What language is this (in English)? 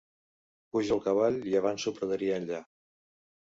Catalan